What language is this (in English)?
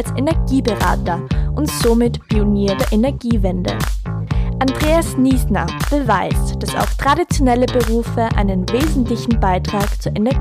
German